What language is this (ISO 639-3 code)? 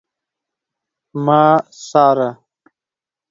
pus